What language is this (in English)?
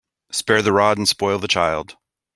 English